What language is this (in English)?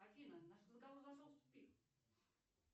Russian